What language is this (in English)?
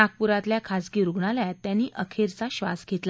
Marathi